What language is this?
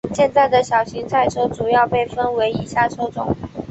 Chinese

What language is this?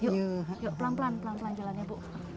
Indonesian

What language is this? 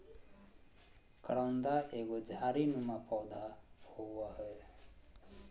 Magahi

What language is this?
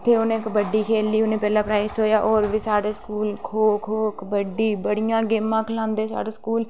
Dogri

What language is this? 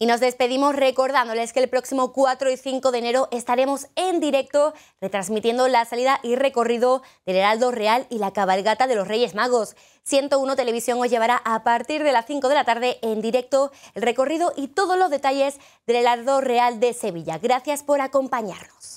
Spanish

